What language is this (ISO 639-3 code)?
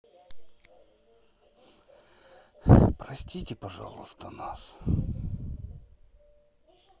rus